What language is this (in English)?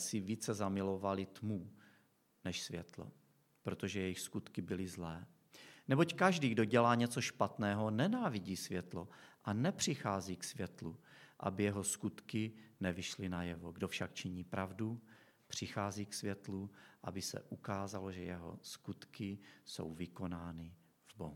Czech